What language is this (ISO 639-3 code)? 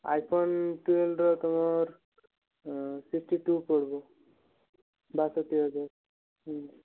ori